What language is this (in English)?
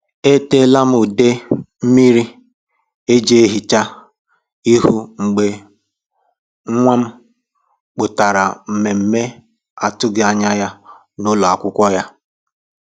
Igbo